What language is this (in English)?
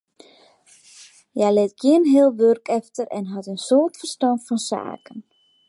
Western Frisian